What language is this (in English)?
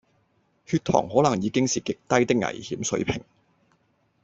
Cantonese